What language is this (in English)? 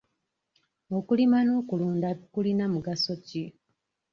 Ganda